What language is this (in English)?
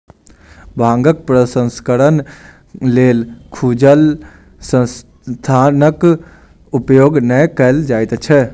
Maithili